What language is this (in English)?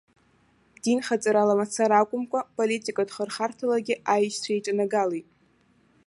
Abkhazian